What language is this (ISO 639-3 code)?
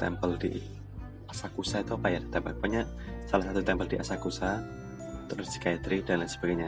ind